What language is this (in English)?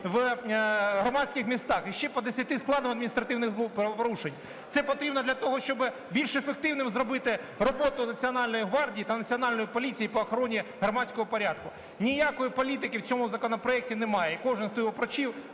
Ukrainian